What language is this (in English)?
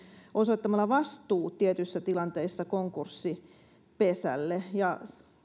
Finnish